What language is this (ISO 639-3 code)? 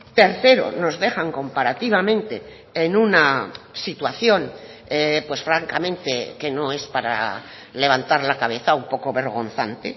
spa